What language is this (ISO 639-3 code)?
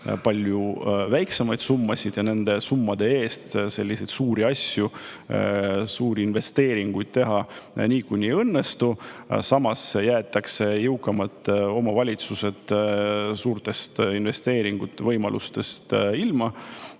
est